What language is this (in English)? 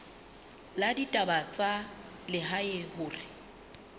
Southern Sotho